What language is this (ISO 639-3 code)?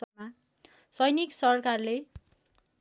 nep